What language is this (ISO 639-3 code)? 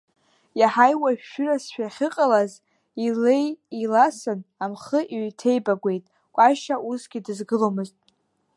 abk